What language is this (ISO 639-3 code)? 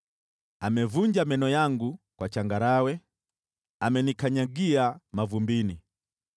swa